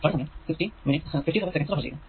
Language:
Malayalam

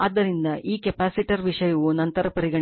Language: Kannada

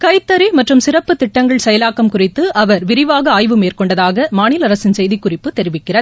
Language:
Tamil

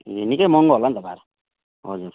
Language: Nepali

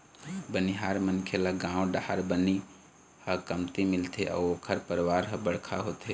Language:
Chhattisgarhi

